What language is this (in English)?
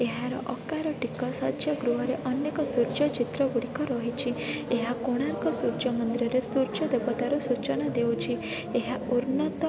Odia